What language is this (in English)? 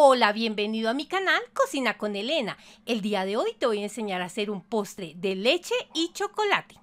Spanish